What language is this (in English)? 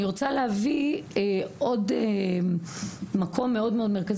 Hebrew